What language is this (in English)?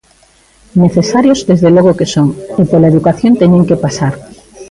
Galician